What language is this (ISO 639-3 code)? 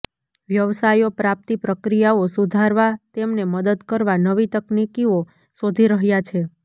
guj